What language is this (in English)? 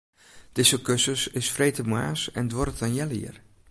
Western Frisian